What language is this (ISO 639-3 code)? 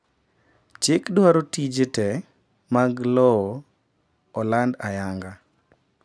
luo